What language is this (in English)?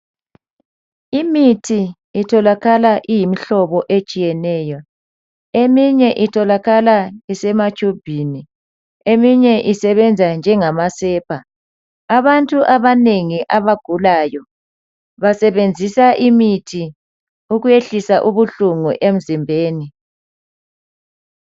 North Ndebele